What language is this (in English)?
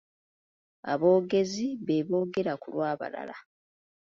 Ganda